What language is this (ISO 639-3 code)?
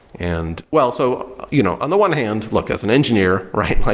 eng